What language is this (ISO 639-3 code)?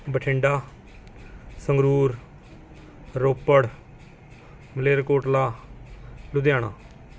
pan